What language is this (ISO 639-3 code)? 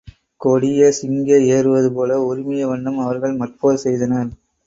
tam